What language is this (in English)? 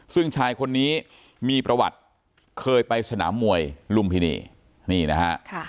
Thai